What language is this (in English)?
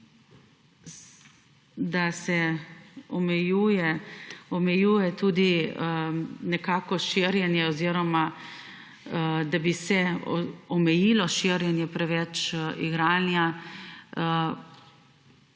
Slovenian